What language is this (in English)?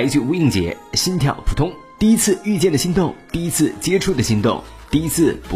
Chinese